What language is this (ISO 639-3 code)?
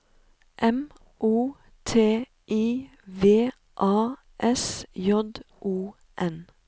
nor